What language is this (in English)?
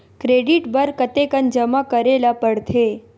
Chhattisgarhi